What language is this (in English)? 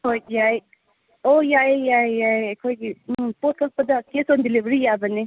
Manipuri